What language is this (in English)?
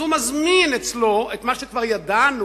Hebrew